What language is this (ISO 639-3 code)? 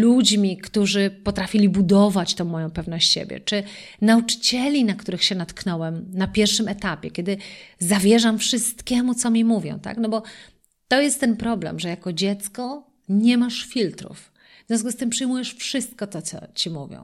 pol